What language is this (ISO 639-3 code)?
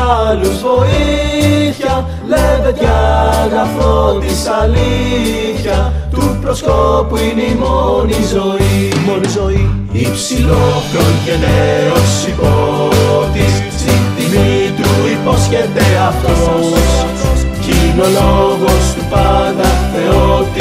ell